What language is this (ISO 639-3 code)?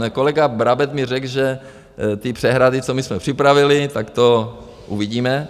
ces